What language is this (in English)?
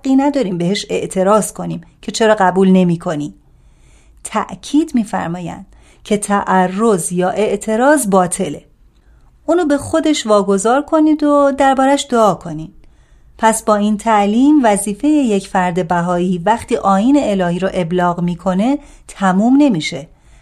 Persian